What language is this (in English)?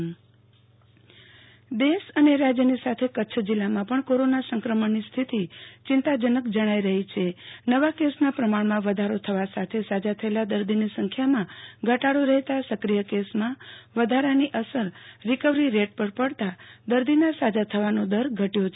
Gujarati